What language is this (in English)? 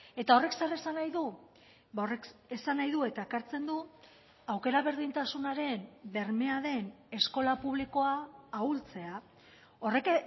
Basque